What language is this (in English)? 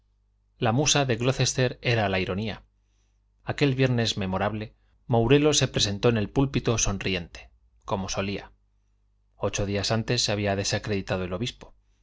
Spanish